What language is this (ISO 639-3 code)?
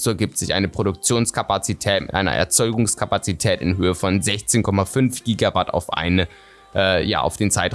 deu